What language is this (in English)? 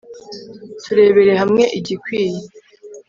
Kinyarwanda